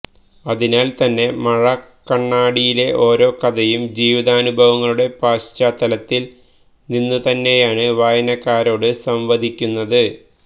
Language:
Malayalam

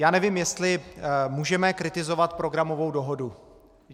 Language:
Czech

